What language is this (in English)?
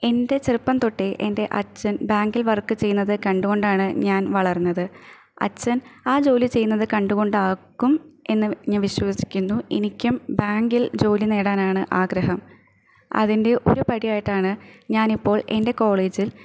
Malayalam